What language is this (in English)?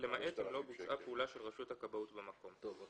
Hebrew